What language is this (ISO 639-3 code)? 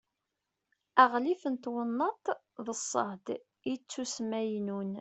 kab